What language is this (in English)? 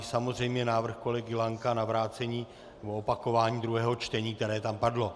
Czech